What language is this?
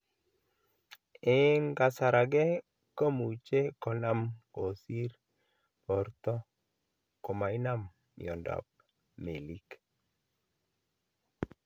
Kalenjin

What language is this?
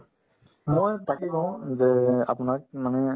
Assamese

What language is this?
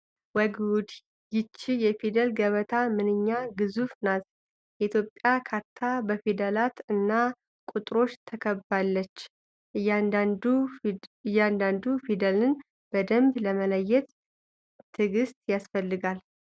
Amharic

